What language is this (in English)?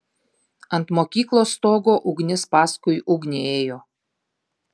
Lithuanian